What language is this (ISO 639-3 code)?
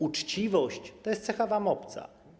pol